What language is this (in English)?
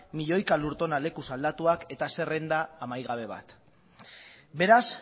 Basque